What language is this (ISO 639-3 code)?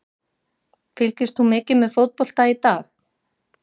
isl